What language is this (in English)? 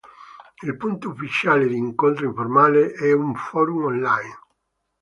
Italian